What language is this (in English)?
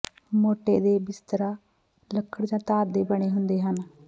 Punjabi